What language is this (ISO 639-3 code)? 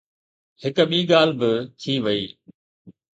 snd